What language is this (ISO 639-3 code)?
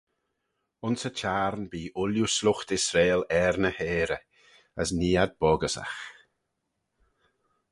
glv